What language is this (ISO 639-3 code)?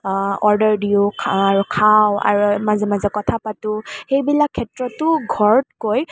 asm